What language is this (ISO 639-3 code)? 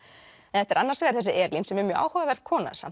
isl